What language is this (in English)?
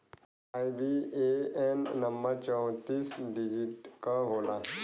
Bhojpuri